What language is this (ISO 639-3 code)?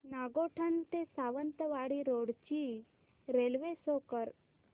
mar